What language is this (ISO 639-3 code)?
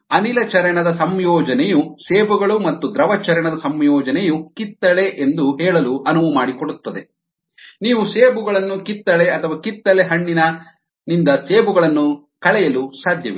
kan